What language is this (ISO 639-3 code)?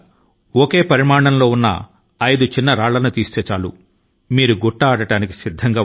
tel